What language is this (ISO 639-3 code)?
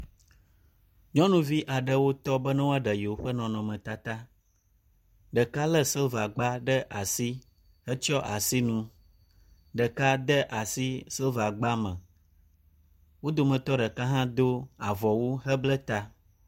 ewe